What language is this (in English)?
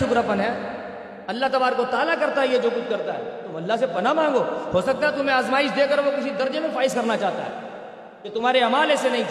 Urdu